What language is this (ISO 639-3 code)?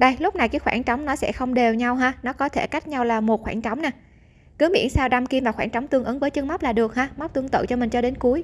vie